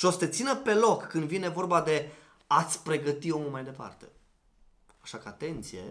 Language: Romanian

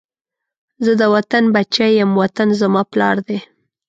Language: Pashto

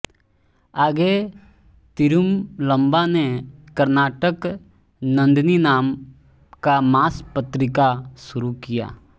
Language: Hindi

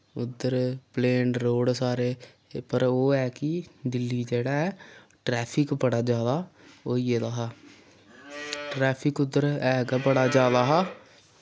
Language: Dogri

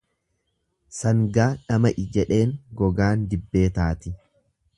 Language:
Oromo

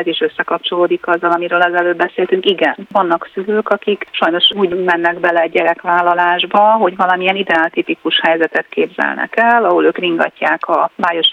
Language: Hungarian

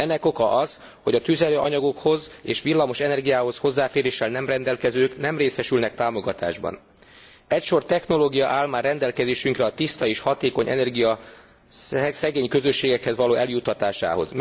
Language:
Hungarian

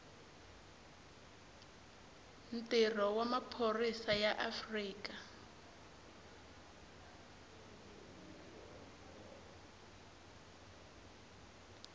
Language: Tsonga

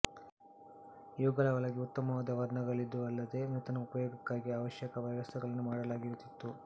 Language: Kannada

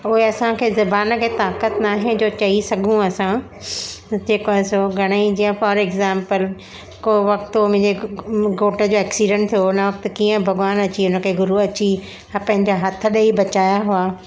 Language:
Sindhi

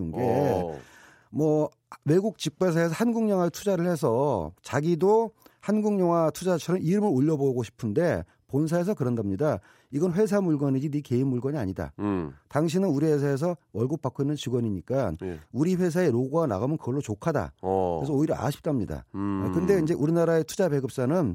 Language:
Korean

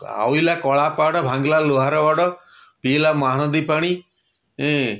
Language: Odia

